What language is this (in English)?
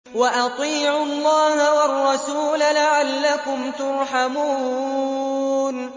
Arabic